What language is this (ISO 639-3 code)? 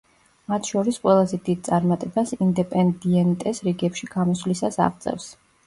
kat